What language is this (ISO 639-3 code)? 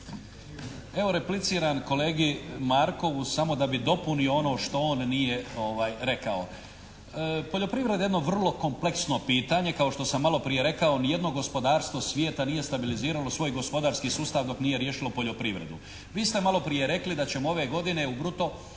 hrv